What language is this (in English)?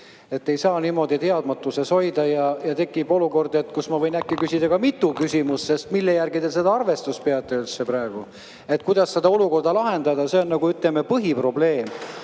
Estonian